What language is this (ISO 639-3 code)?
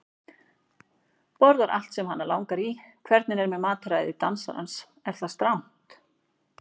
isl